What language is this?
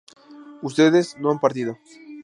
Spanish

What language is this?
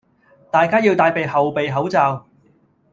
Cantonese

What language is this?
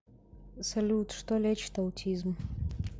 Russian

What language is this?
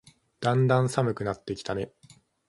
Japanese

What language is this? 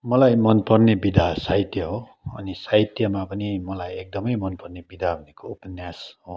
Nepali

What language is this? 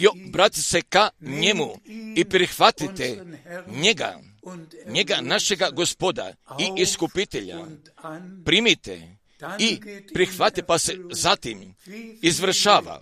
Croatian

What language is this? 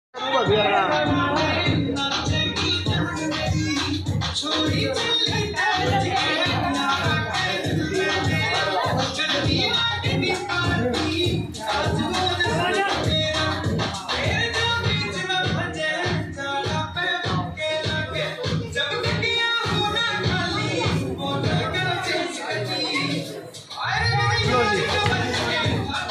Arabic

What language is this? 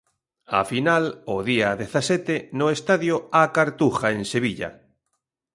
Galician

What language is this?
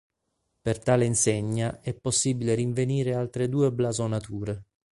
Italian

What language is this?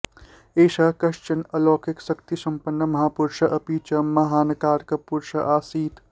Sanskrit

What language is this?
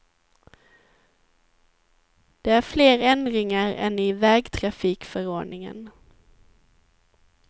Swedish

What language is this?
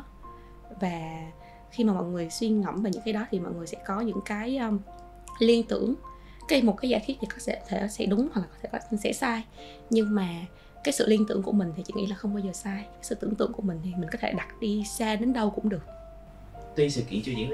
Vietnamese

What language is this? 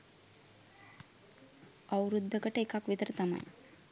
Sinhala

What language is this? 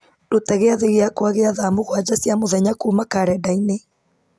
Kikuyu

